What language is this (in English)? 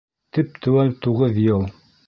Bashkir